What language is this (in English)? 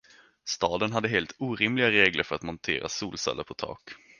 Swedish